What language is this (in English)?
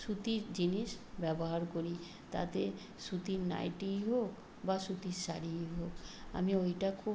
Bangla